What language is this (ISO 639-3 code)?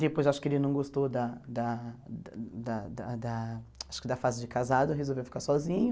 por